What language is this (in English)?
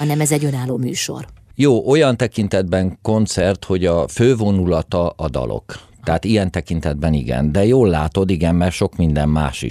Hungarian